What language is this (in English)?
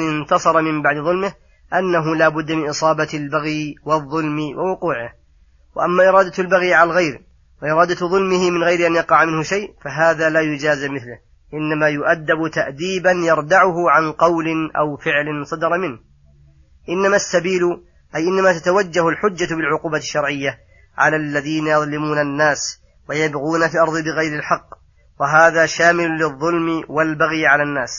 Arabic